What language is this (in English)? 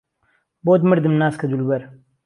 Central Kurdish